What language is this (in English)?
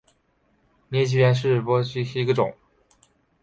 Chinese